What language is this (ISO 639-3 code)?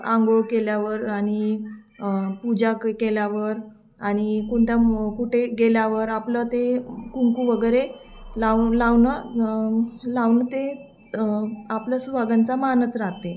mar